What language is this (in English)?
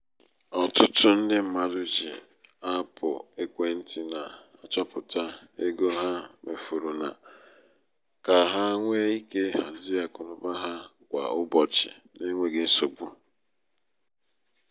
Igbo